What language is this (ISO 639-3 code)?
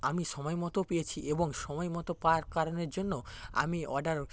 ben